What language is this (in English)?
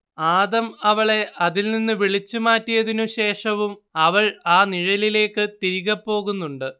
Malayalam